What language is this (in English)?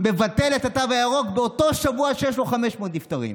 Hebrew